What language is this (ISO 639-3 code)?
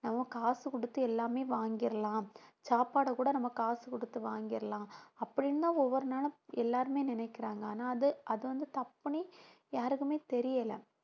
tam